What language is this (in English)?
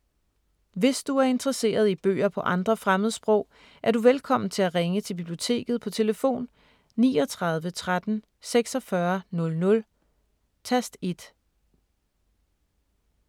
Danish